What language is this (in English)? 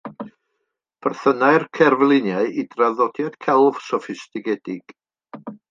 Welsh